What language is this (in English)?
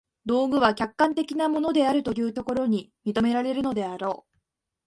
Japanese